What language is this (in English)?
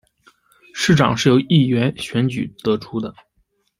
Chinese